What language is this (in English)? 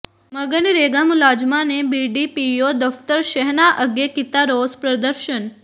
Punjabi